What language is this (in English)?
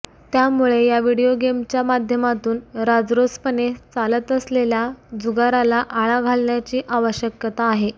Marathi